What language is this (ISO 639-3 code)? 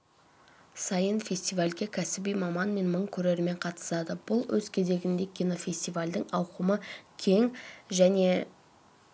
kaz